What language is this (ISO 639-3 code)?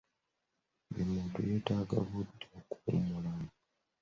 lug